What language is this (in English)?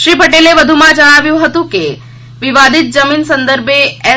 Gujarati